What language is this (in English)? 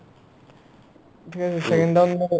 Assamese